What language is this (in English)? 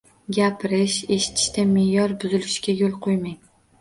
Uzbek